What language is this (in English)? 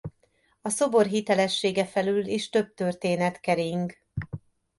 Hungarian